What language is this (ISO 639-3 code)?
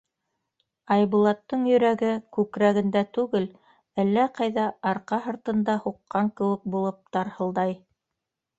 bak